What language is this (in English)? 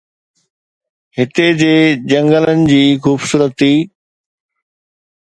Sindhi